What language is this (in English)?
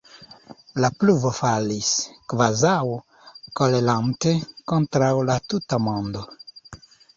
Esperanto